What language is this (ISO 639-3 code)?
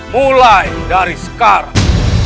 ind